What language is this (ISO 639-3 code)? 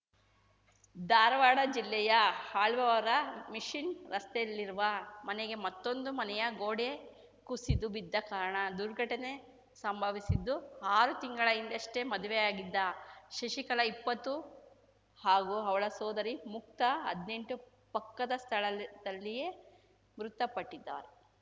kan